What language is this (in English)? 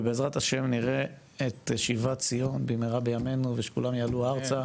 Hebrew